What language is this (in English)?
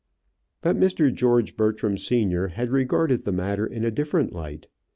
English